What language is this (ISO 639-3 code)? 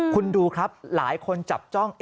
tha